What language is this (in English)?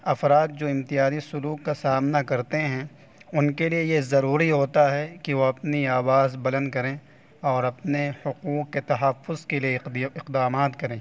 Urdu